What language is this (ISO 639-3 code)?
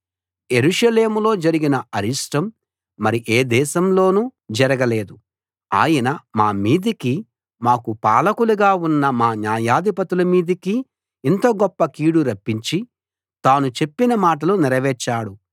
tel